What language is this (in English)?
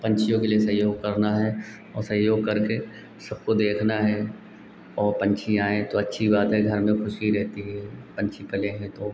Hindi